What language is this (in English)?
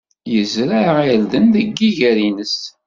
Kabyle